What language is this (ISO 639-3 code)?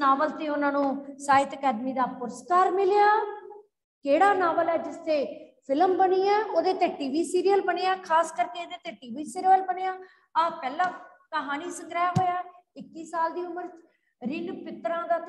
hin